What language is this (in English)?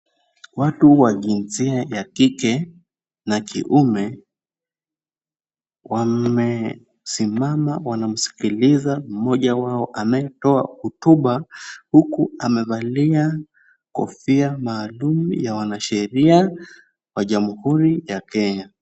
Swahili